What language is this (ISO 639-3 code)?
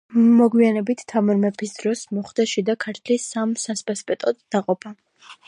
kat